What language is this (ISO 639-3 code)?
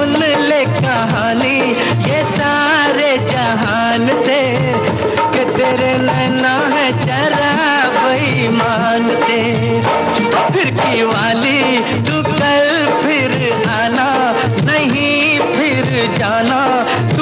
hin